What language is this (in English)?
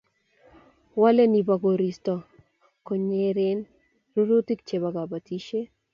Kalenjin